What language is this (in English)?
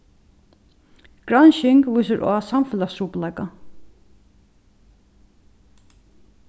Faroese